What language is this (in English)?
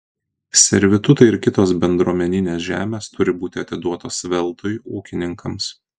Lithuanian